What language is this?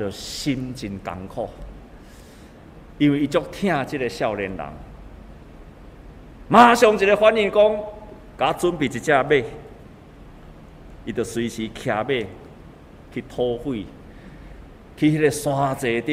Chinese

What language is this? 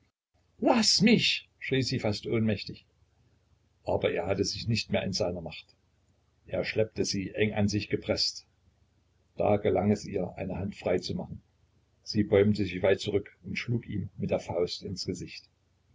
German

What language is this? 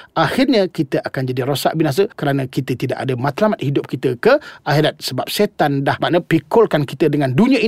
Malay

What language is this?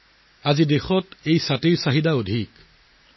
Assamese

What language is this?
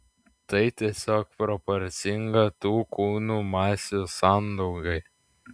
Lithuanian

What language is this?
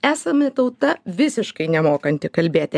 Lithuanian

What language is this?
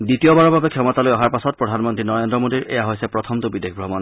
Assamese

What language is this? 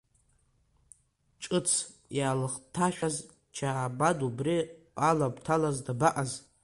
Abkhazian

